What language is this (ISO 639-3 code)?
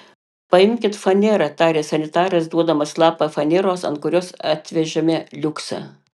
lit